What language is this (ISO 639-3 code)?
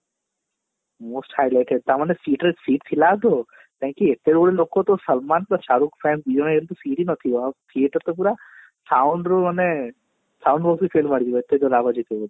ori